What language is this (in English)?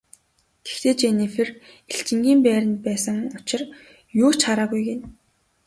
Mongolian